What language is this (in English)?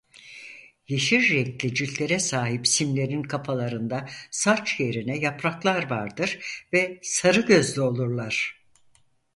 Turkish